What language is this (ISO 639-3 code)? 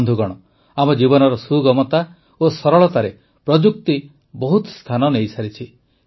ori